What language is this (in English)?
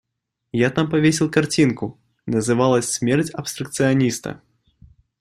Russian